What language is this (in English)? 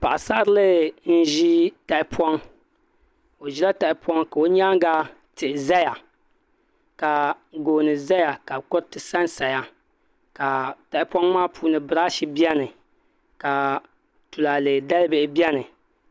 Dagbani